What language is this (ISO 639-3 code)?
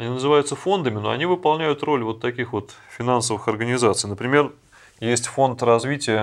rus